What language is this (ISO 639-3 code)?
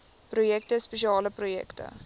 afr